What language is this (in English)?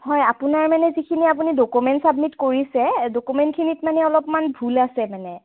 Assamese